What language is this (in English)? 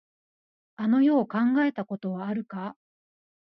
Japanese